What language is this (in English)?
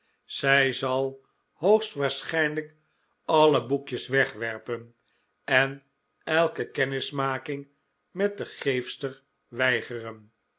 Dutch